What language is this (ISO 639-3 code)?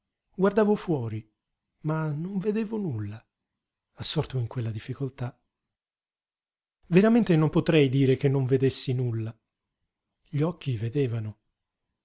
ita